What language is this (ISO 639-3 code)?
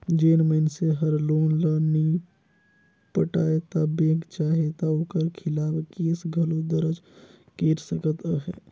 hne